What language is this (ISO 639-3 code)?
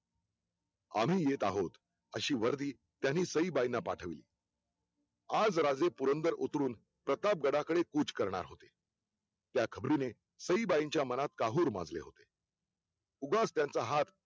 mar